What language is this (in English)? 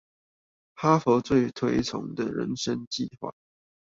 Chinese